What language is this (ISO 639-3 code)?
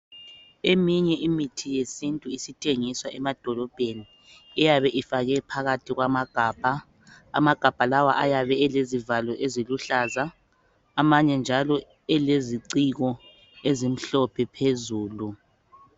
nde